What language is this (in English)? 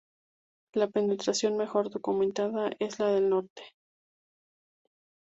Spanish